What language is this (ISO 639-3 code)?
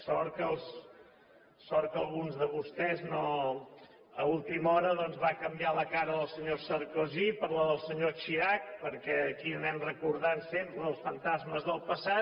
cat